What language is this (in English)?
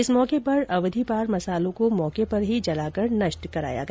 Hindi